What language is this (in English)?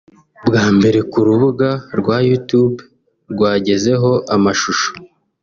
Kinyarwanda